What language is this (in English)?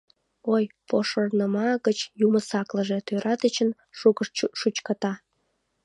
Mari